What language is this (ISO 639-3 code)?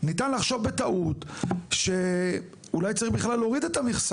heb